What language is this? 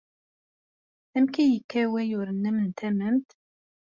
Kabyle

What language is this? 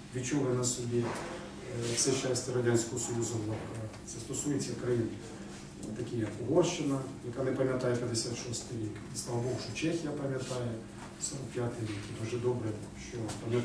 Ukrainian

